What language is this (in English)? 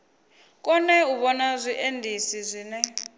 Venda